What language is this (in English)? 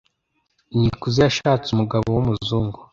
Kinyarwanda